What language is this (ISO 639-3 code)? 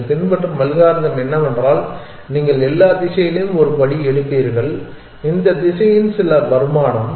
tam